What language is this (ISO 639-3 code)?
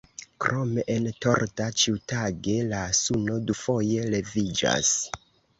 epo